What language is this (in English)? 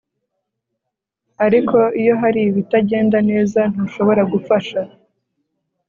Kinyarwanda